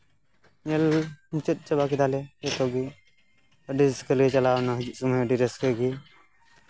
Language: Santali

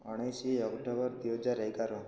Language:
Odia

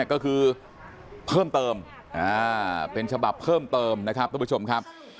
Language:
Thai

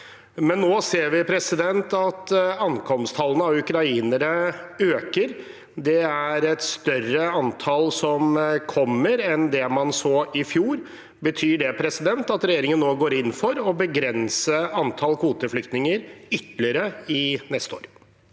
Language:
Norwegian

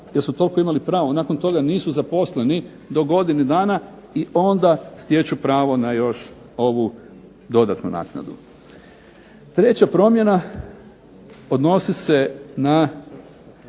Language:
Croatian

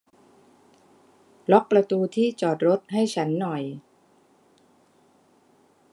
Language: Thai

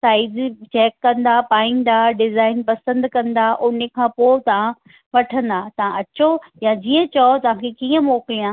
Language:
Sindhi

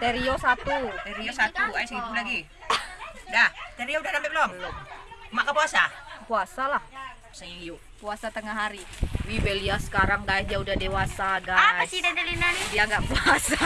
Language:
Indonesian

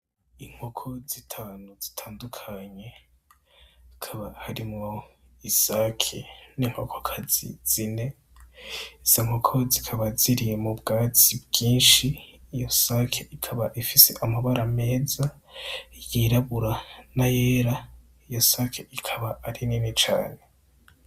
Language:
Rundi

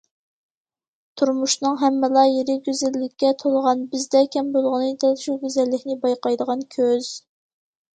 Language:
Uyghur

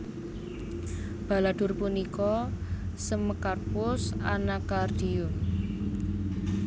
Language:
Javanese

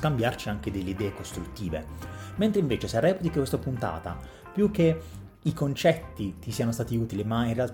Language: Italian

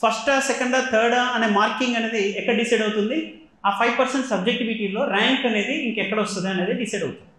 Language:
Telugu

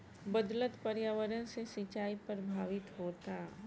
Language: Bhojpuri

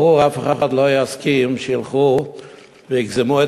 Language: Hebrew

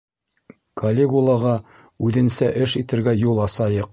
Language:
Bashkir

